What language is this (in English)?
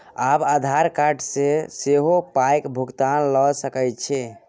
Maithili